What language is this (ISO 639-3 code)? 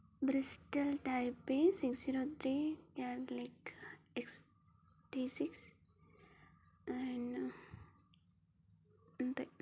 tel